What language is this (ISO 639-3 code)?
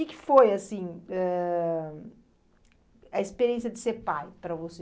por